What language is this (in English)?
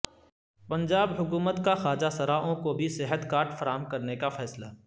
Urdu